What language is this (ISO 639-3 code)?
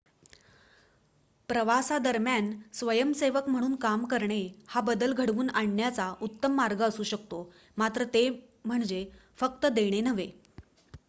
mar